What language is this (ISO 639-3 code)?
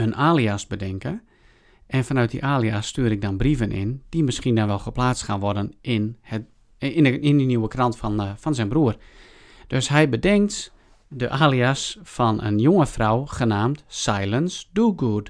nld